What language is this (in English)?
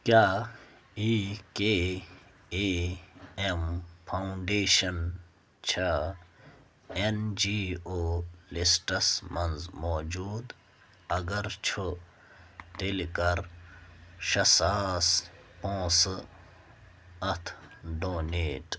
Kashmiri